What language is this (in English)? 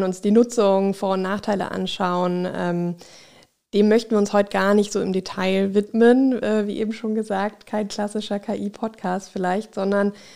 German